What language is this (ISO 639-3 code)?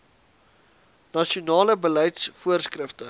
afr